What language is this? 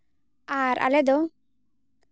Santali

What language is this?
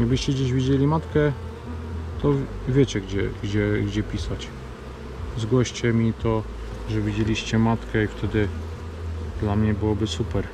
Polish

